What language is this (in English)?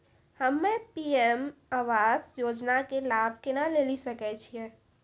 Maithili